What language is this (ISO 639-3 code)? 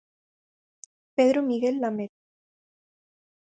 glg